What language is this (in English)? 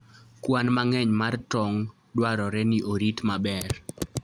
Luo (Kenya and Tanzania)